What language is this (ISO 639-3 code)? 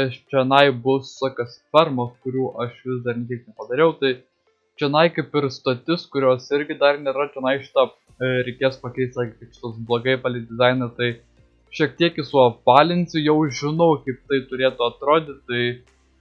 lit